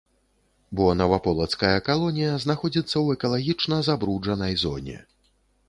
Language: Belarusian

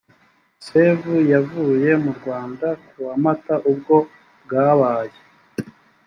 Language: Kinyarwanda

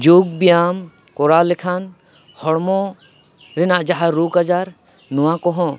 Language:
Santali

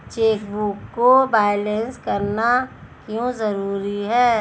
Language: Hindi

